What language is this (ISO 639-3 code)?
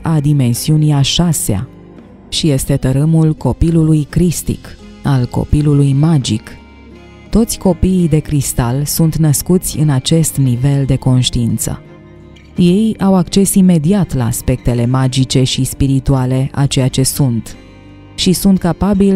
ron